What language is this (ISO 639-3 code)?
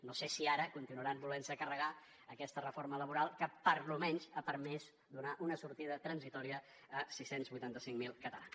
cat